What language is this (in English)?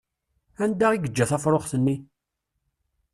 Kabyle